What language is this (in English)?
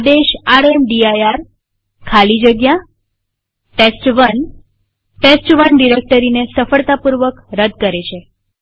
Gujarati